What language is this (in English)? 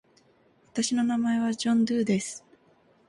Japanese